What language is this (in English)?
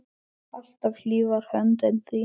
Icelandic